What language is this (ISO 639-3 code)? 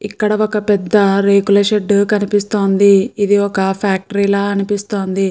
tel